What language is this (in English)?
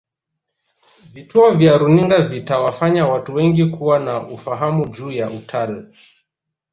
Swahili